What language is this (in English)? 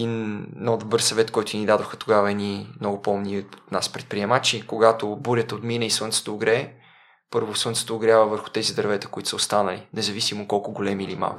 Bulgarian